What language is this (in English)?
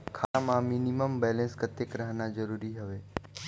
Chhattisgarhi